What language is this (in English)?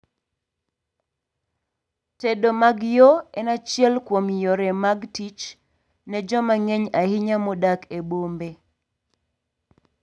Luo (Kenya and Tanzania)